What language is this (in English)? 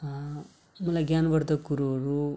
Nepali